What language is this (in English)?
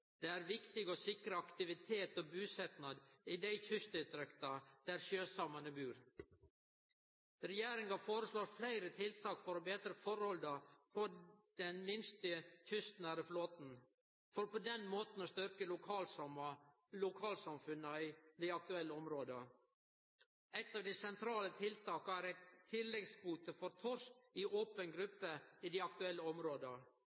Norwegian Nynorsk